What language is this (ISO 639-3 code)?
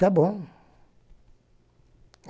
por